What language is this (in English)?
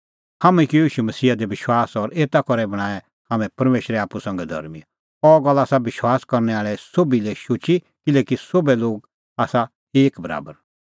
Kullu Pahari